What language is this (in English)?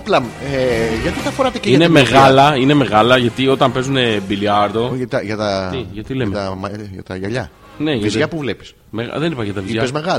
Greek